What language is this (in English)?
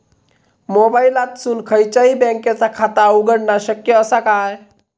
Marathi